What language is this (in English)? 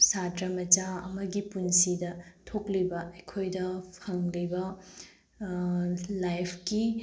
Manipuri